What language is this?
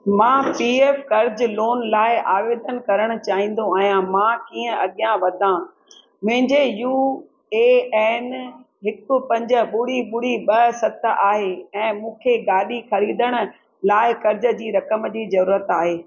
Sindhi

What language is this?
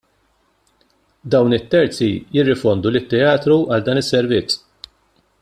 Maltese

